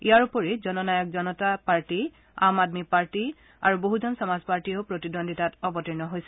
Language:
Assamese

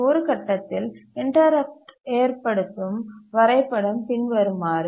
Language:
Tamil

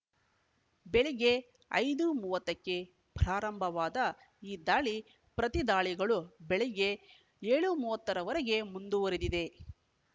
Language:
Kannada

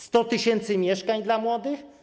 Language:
Polish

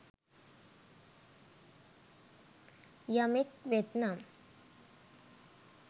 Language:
Sinhala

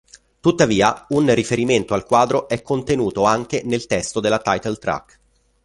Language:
Italian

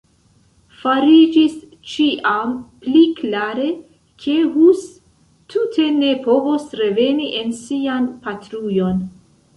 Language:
Esperanto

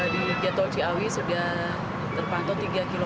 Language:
Indonesian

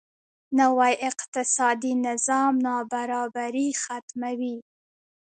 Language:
Pashto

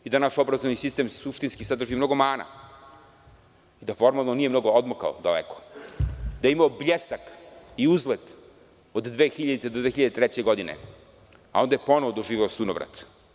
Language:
Serbian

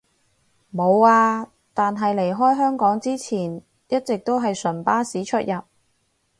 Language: Cantonese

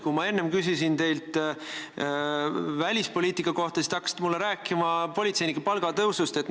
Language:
Estonian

